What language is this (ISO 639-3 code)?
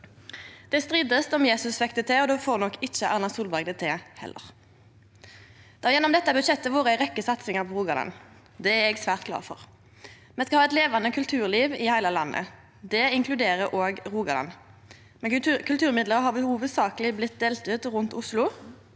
nor